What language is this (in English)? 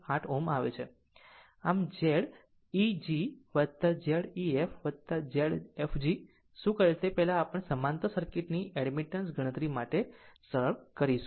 Gujarati